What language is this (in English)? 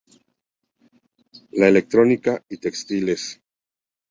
Spanish